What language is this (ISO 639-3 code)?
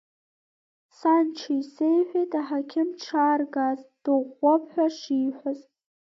abk